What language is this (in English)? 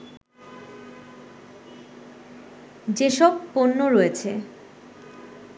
Bangla